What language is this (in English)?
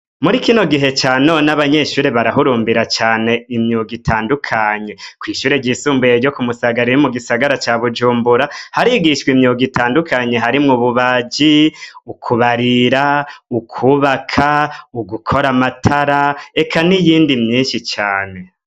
Rundi